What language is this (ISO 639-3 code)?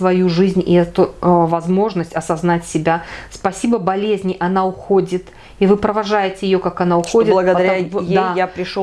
rus